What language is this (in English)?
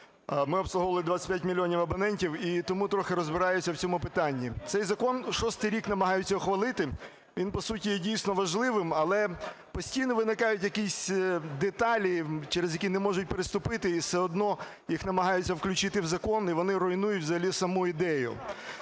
Ukrainian